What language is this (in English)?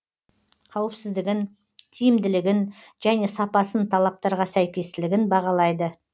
Kazakh